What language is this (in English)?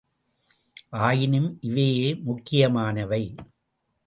Tamil